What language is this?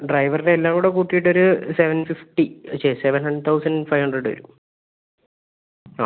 Malayalam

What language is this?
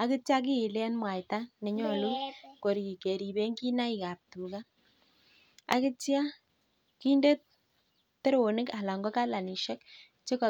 Kalenjin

